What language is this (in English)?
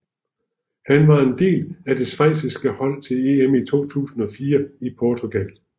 Danish